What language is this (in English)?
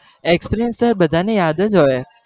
Gujarati